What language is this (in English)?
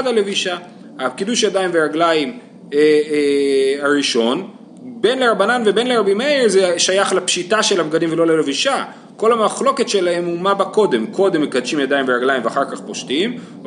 Hebrew